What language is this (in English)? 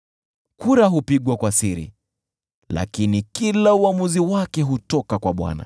Swahili